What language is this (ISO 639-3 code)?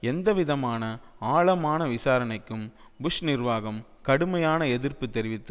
tam